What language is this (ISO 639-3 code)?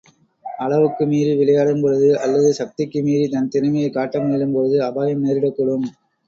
tam